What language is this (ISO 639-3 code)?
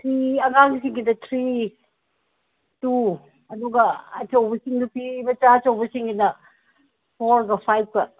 mni